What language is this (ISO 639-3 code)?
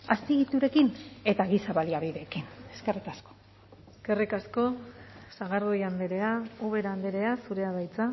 eus